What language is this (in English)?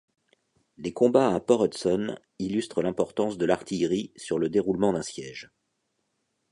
French